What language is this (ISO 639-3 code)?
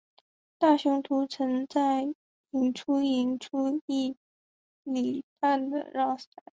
zho